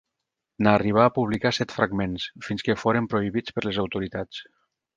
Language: Catalan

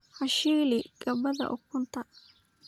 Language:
Somali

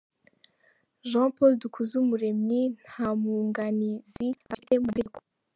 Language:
Kinyarwanda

